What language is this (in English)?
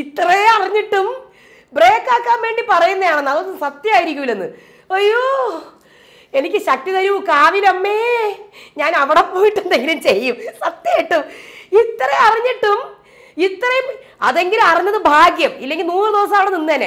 Malayalam